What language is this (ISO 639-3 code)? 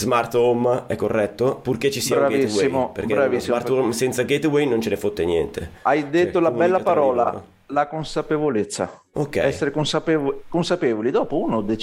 ita